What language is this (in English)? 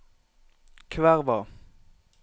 Norwegian